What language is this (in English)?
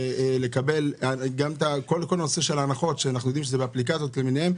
Hebrew